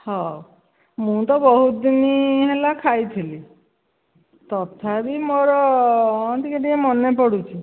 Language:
Odia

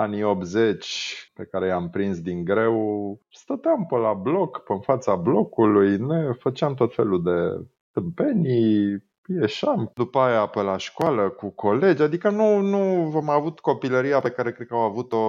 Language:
Romanian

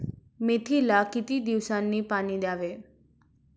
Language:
Marathi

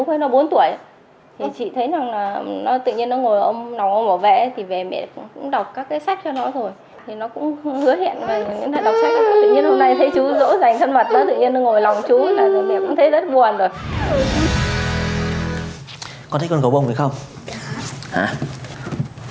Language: Vietnamese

